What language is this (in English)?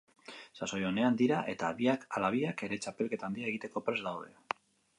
Basque